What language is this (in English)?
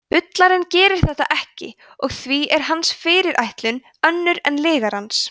Icelandic